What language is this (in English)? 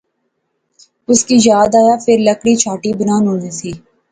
Pahari-Potwari